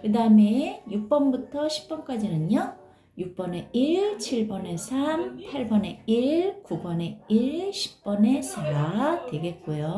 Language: Korean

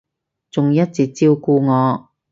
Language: Cantonese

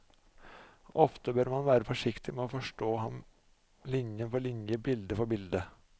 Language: Norwegian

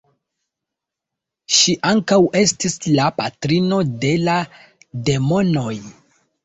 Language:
Esperanto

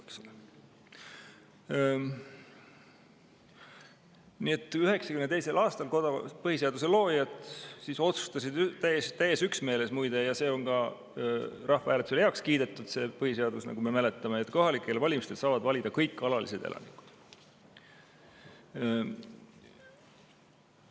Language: Estonian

